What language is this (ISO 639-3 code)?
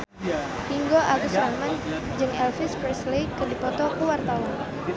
sun